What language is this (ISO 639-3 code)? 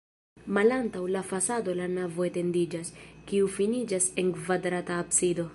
epo